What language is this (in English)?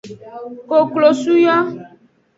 Aja (Benin)